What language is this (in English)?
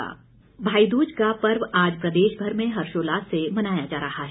Hindi